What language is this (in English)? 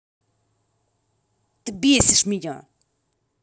Russian